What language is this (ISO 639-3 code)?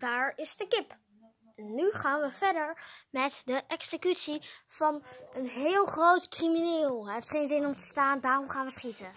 nld